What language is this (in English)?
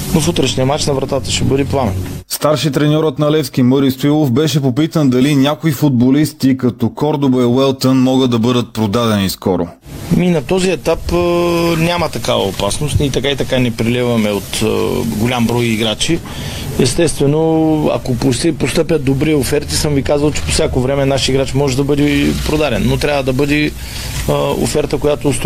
Bulgarian